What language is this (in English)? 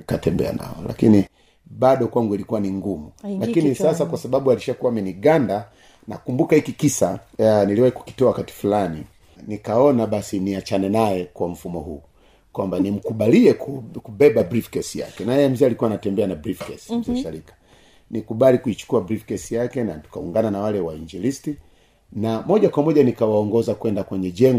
Swahili